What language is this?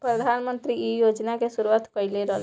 Bhojpuri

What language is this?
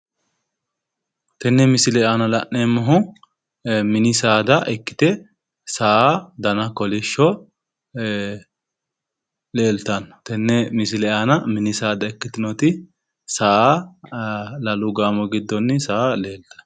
Sidamo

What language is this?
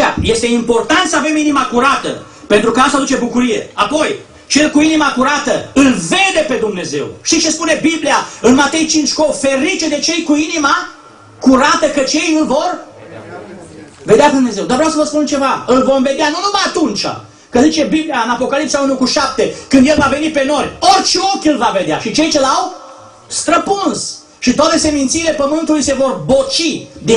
Romanian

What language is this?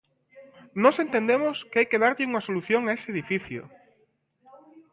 Galician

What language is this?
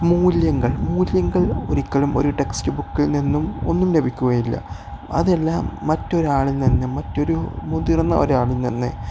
Malayalam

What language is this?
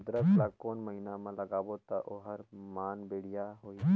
Chhattisgarhi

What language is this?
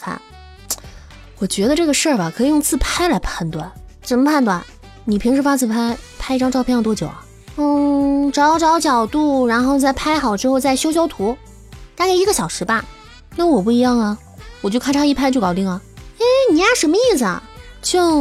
Chinese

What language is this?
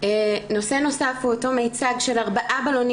Hebrew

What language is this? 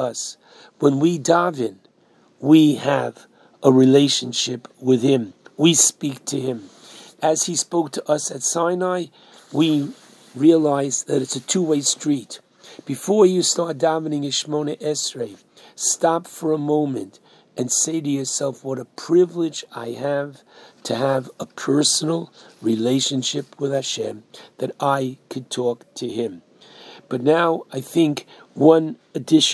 English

